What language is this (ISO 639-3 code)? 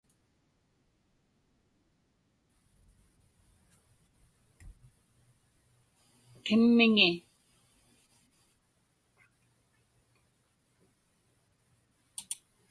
ipk